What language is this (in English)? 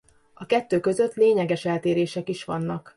Hungarian